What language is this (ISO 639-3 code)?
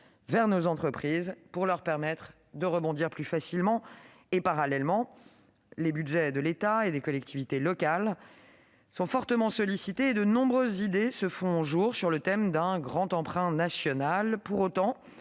fra